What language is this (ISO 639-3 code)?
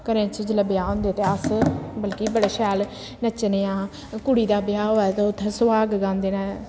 doi